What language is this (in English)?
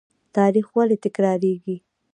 Pashto